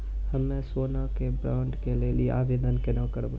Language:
Maithili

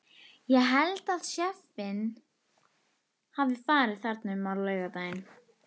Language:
Icelandic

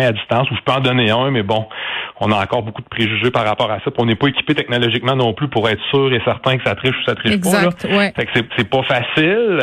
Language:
French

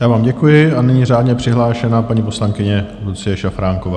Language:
Czech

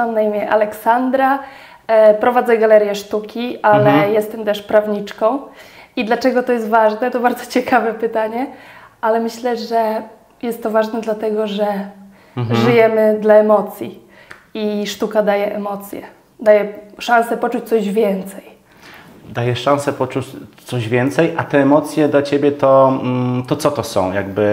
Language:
Polish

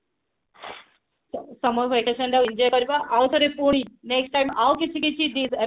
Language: Odia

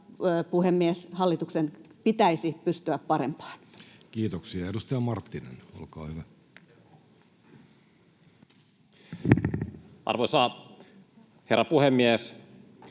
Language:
Finnish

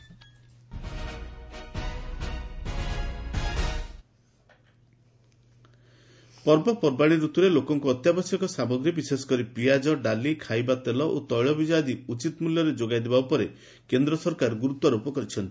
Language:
Odia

